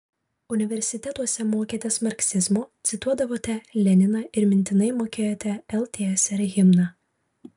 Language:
Lithuanian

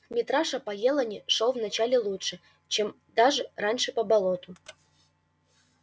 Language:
Russian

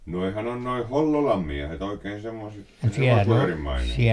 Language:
Finnish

